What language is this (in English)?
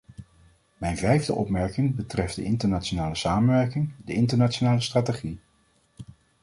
Dutch